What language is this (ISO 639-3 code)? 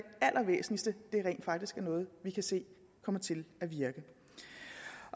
dan